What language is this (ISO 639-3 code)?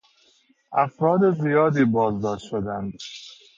fas